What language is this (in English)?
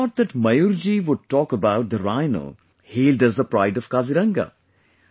English